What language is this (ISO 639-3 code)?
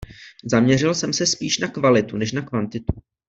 ces